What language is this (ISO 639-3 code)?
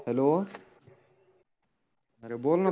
mar